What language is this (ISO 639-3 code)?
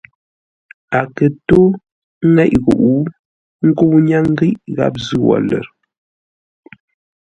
nla